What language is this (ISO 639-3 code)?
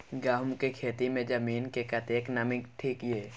mai